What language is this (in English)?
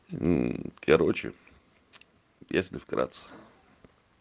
Russian